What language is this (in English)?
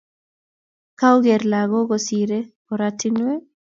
Kalenjin